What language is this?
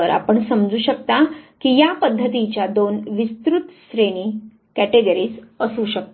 Marathi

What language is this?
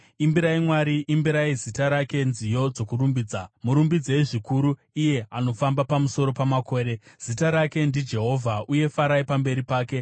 Shona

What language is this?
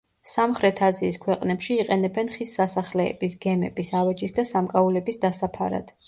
Georgian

